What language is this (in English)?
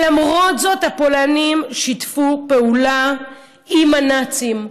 Hebrew